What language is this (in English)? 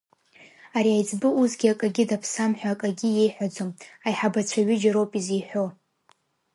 Abkhazian